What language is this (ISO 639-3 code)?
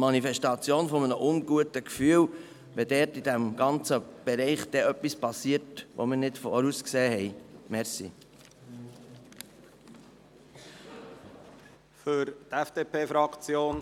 gsw